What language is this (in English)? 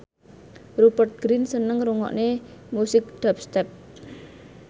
Javanese